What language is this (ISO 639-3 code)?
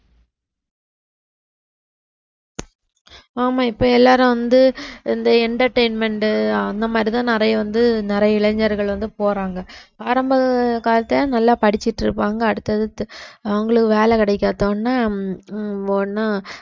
tam